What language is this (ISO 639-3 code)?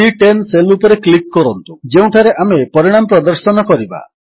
ori